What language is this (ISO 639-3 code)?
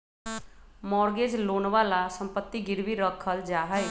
mag